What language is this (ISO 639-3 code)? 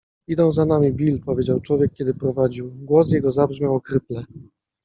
pol